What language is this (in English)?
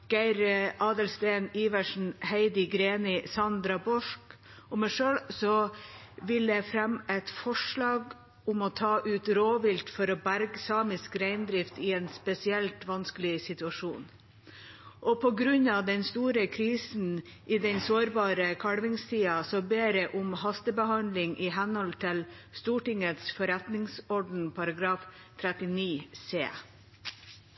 Norwegian Bokmål